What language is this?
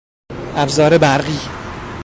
Persian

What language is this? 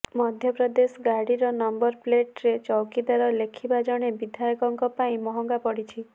Odia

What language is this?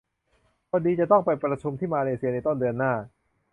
Thai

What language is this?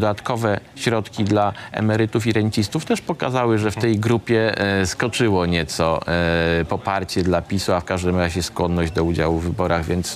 Polish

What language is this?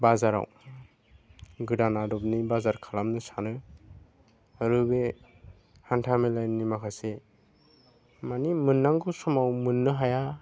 Bodo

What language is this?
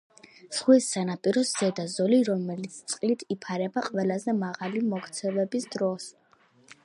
Georgian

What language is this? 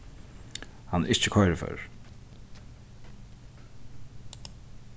Faroese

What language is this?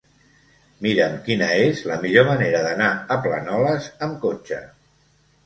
Catalan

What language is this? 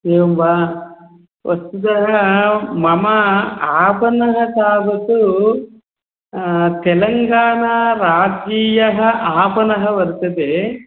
Sanskrit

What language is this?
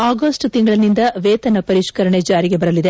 Kannada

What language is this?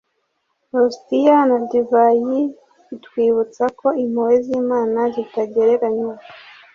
Kinyarwanda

